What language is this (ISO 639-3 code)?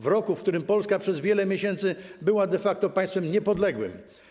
pol